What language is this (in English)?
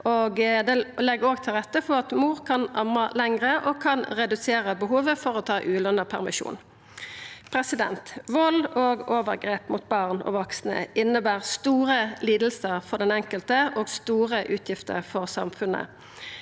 Norwegian